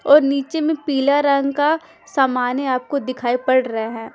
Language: Hindi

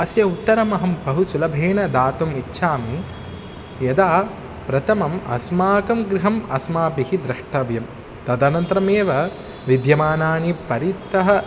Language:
Sanskrit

